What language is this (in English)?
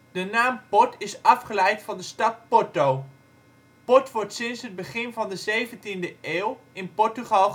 Dutch